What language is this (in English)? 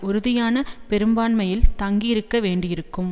Tamil